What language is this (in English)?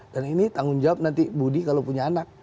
Indonesian